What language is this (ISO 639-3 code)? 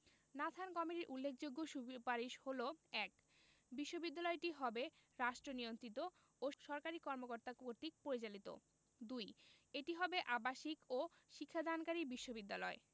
ben